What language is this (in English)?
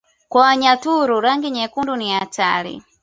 Swahili